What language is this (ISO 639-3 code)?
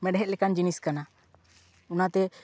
sat